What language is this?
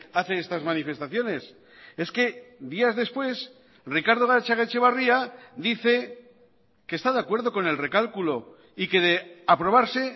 Spanish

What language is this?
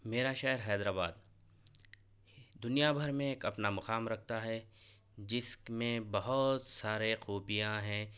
Urdu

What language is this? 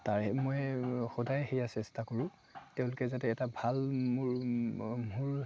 Assamese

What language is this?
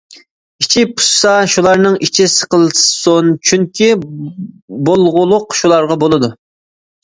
Uyghur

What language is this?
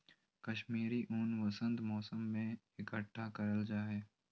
Magahi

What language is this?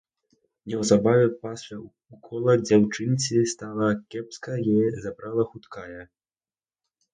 Belarusian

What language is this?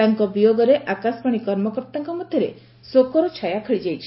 Odia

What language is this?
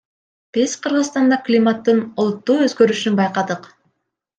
Kyrgyz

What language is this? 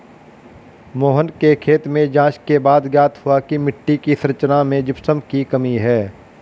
Hindi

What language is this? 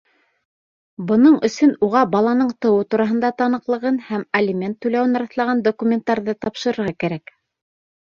Bashkir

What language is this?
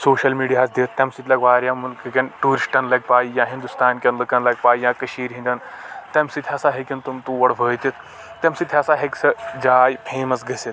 Kashmiri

